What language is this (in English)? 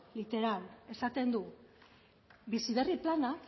Basque